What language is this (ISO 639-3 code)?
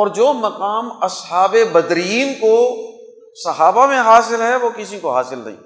urd